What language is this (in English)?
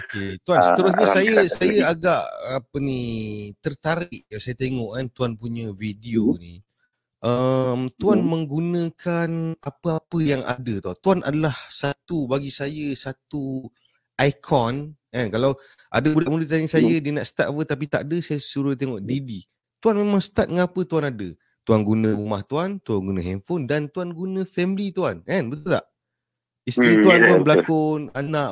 Malay